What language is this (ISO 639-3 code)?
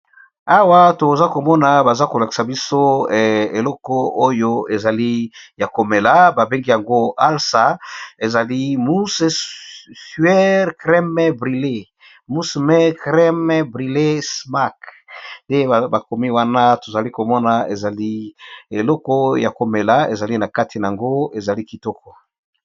lin